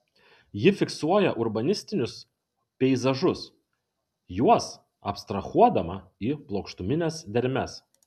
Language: Lithuanian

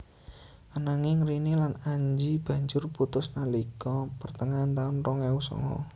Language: Javanese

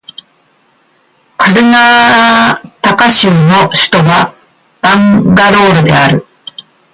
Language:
Japanese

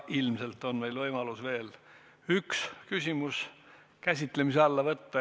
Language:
Estonian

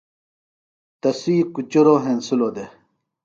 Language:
Phalura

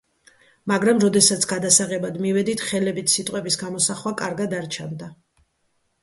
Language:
Georgian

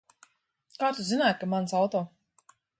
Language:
Latvian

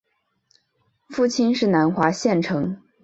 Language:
Chinese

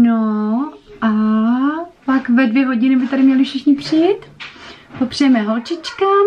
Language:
Czech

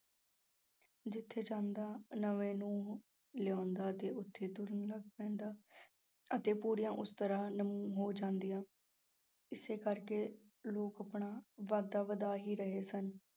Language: Punjabi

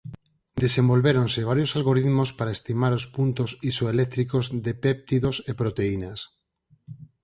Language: Galician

